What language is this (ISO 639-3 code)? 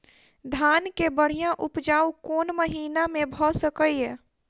mai